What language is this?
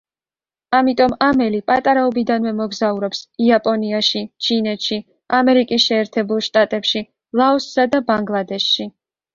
Georgian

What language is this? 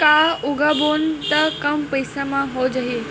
Chhattisgarhi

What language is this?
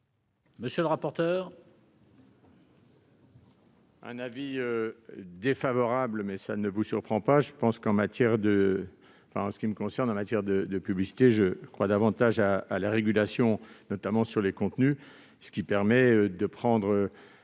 French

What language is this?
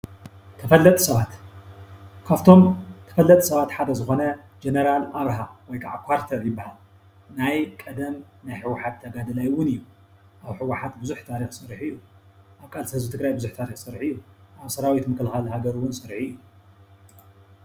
Tigrinya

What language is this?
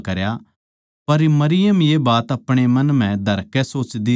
Haryanvi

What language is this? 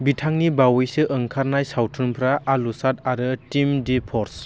Bodo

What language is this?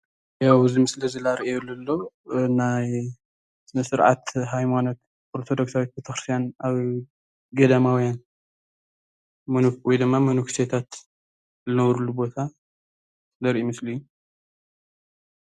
Tigrinya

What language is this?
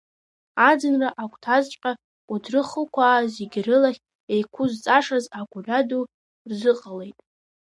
Abkhazian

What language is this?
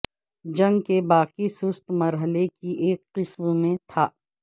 Urdu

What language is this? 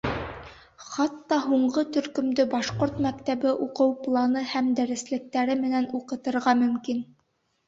Bashkir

